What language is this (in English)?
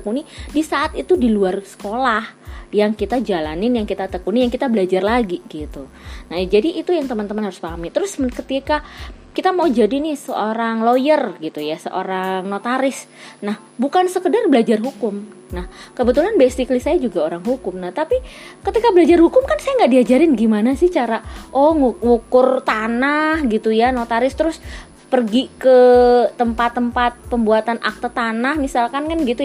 Indonesian